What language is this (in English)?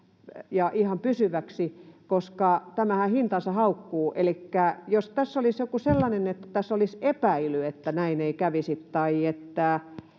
Finnish